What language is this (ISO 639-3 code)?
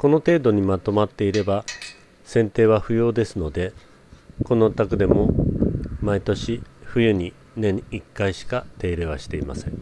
jpn